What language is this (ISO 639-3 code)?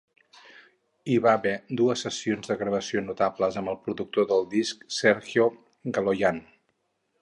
cat